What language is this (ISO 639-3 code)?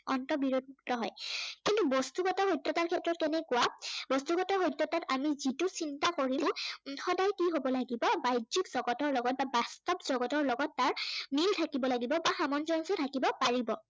asm